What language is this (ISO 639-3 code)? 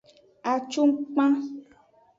ajg